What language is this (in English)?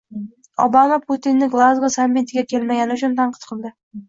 Uzbek